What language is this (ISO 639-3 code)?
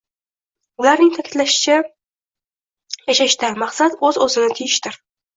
uzb